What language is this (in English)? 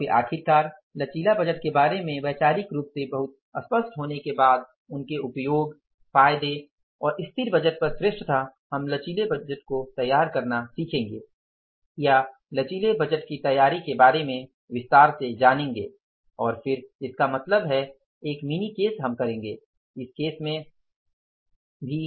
Hindi